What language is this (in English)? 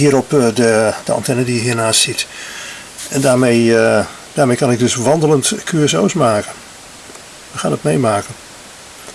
Dutch